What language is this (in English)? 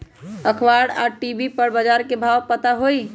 Magahi